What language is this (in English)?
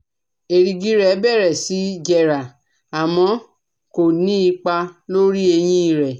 Yoruba